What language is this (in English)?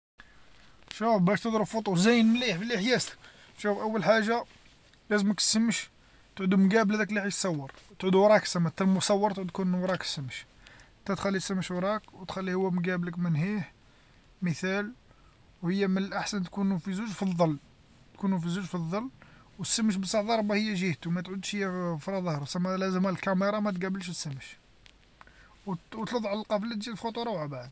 Algerian Arabic